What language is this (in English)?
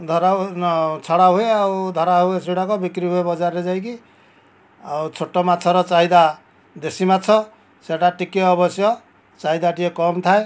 Odia